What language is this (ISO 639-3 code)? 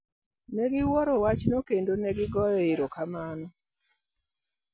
luo